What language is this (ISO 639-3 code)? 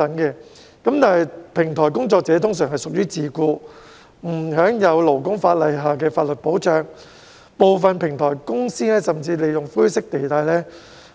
yue